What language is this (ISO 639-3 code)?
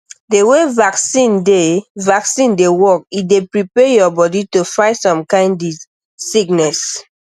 pcm